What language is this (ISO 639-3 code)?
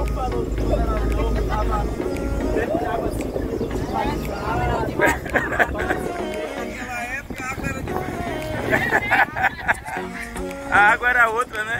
por